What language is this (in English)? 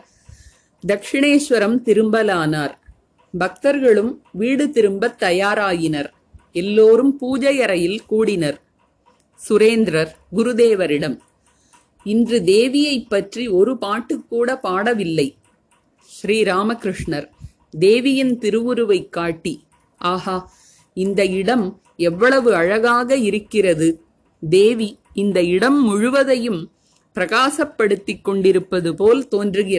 Tamil